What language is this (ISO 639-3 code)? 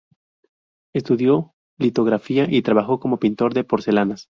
spa